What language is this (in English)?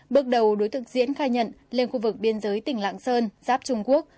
Vietnamese